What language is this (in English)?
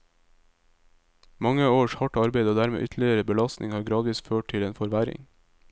Norwegian